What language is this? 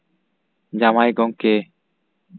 Santali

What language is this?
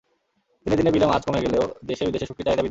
Bangla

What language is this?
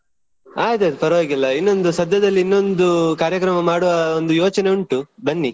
Kannada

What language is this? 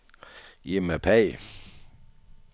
Danish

